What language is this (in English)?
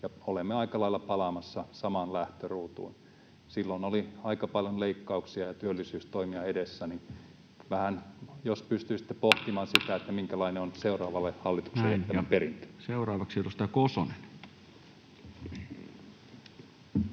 Finnish